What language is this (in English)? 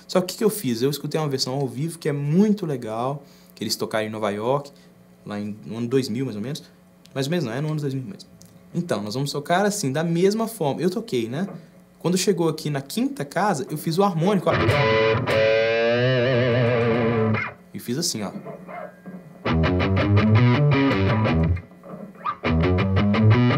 Portuguese